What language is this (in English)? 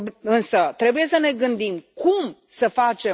Romanian